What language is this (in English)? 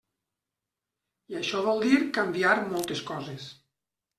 Catalan